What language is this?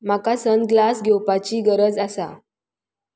Konkani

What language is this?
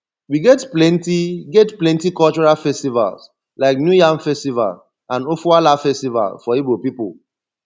Nigerian Pidgin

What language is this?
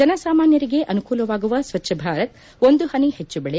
Kannada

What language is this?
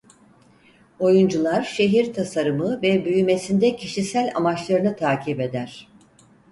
Turkish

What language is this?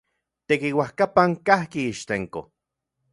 Central Puebla Nahuatl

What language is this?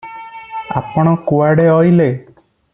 Odia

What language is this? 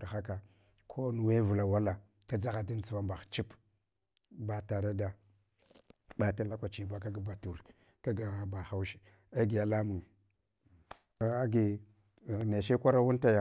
Hwana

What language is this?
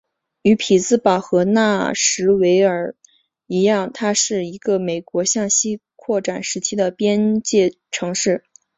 Chinese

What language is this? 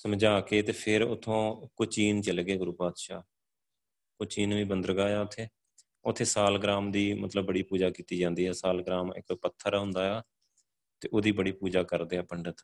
Punjabi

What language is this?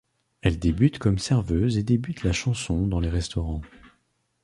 French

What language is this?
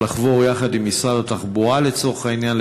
Hebrew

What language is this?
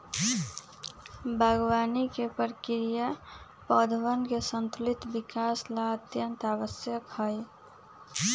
Magahi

